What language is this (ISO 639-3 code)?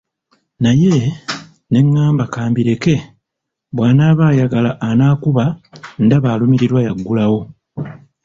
lug